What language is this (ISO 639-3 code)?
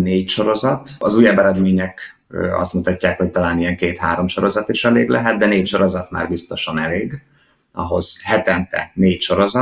hun